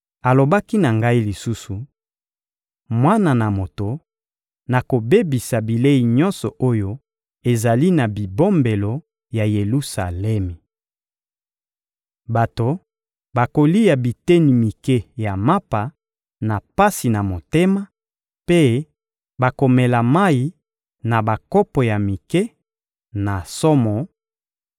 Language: Lingala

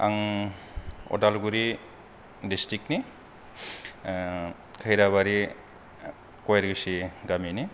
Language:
Bodo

